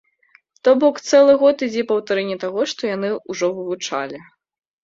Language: Belarusian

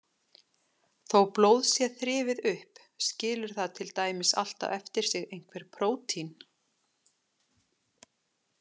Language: Icelandic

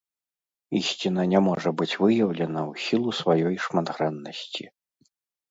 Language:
Belarusian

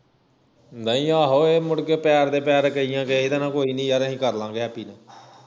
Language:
Punjabi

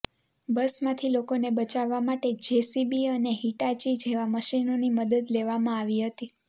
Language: Gujarati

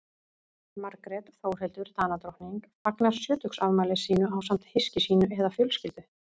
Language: Icelandic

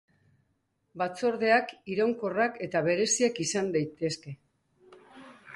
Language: Basque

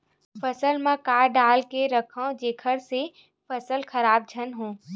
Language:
Chhattisgarhi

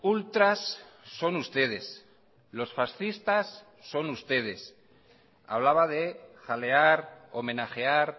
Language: Spanish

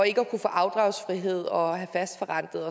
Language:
Danish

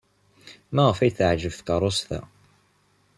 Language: Kabyle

